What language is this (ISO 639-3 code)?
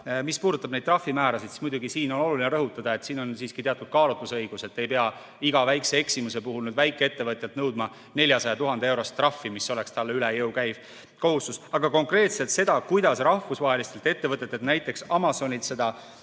est